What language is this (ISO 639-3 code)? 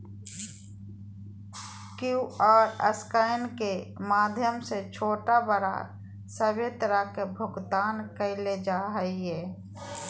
mag